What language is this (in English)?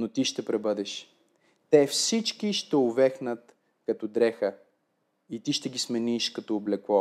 Bulgarian